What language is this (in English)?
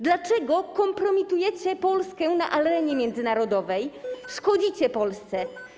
Polish